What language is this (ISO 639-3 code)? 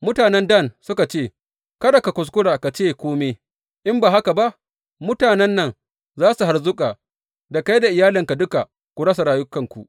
hau